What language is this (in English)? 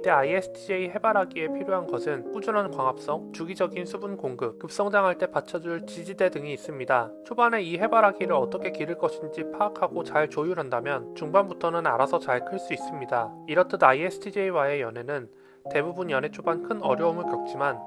Korean